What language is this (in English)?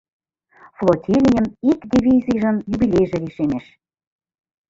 Mari